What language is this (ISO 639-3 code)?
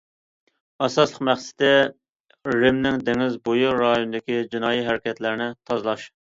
uig